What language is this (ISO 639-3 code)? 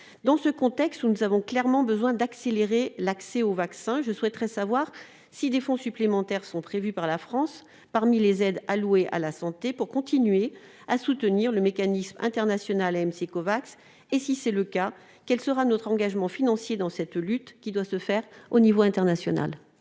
fra